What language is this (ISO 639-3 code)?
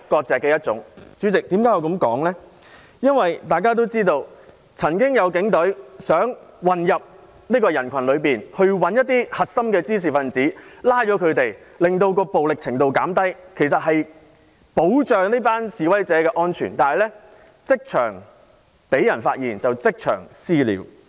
yue